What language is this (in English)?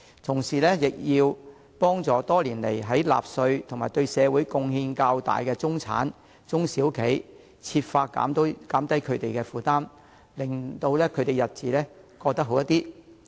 Cantonese